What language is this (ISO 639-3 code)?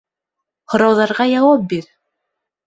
bak